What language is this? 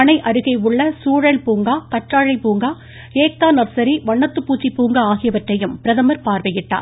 Tamil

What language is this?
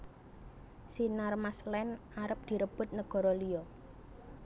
Javanese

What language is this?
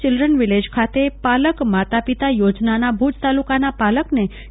Gujarati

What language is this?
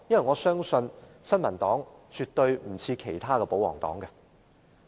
Cantonese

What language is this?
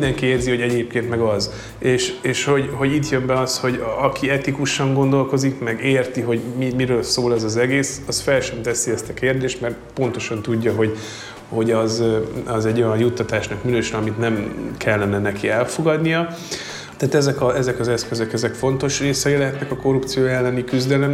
Hungarian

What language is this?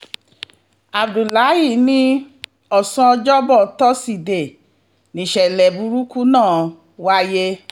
Yoruba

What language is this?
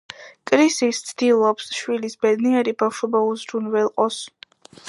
Georgian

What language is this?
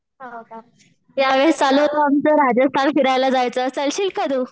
Marathi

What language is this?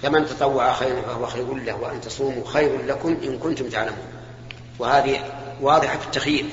Arabic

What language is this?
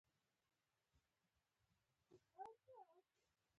Pashto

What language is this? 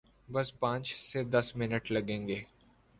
Urdu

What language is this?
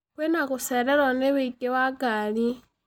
Kikuyu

